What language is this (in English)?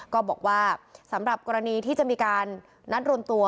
Thai